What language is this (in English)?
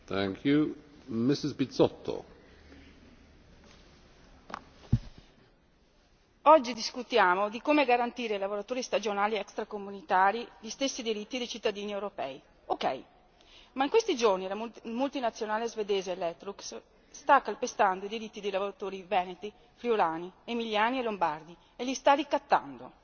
Italian